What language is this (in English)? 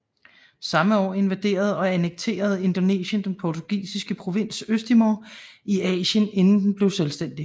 Danish